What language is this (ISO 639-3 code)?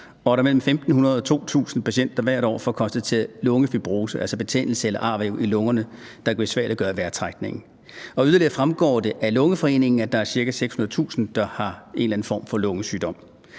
dan